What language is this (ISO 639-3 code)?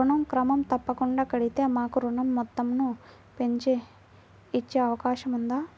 tel